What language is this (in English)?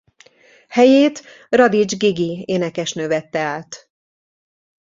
Hungarian